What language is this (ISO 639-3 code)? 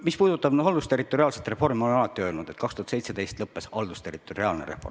est